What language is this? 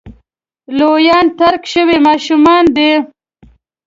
Pashto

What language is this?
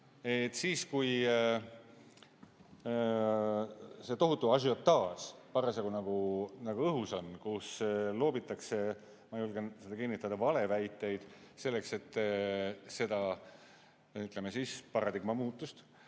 Estonian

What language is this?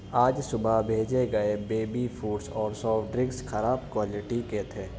Urdu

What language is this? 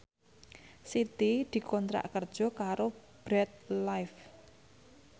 Javanese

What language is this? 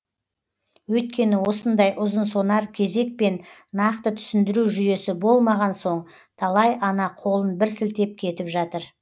Kazakh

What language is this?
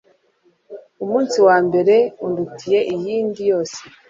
Kinyarwanda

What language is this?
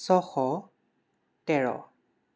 Assamese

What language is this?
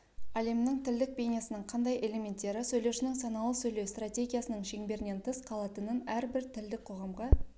Kazakh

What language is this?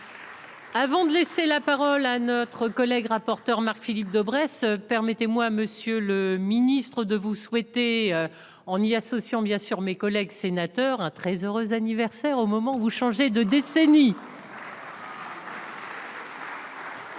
French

